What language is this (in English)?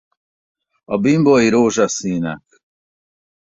Hungarian